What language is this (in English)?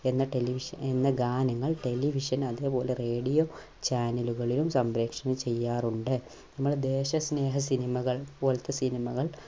Malayalam